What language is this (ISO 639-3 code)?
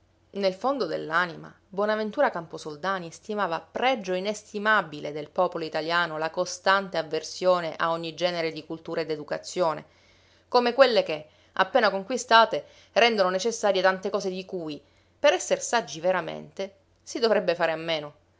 ita